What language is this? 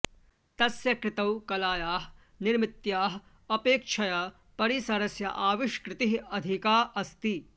Sanskrit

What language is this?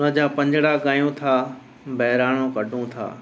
Sindhi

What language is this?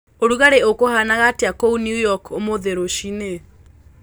Kikuyu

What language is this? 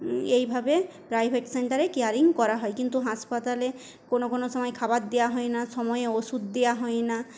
Bangla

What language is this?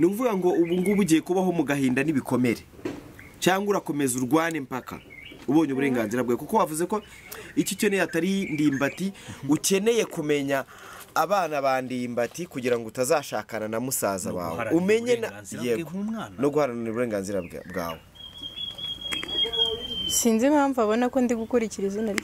French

